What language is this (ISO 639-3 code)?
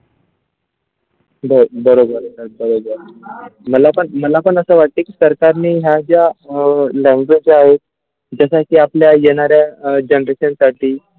mar